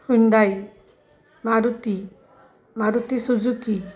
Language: Marathi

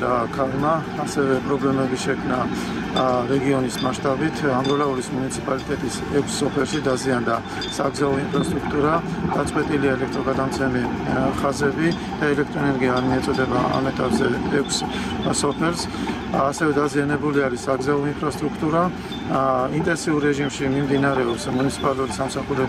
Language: Romanian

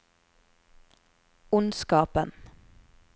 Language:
Norwegian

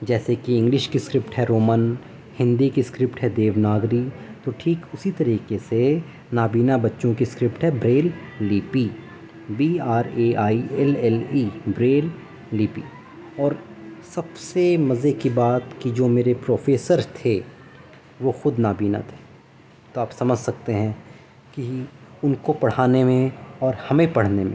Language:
Urdu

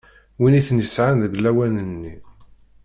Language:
Kabyle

